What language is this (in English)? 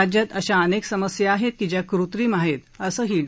Marathi